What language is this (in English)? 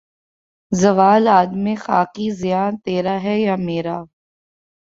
Urdu